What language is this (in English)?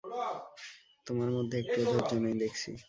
Bangla